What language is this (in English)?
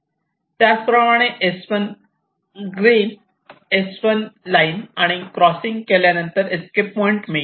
Marathi